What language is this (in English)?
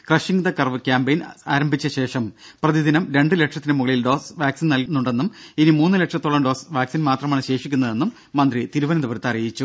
Malayalam